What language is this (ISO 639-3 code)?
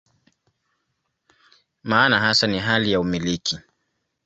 swa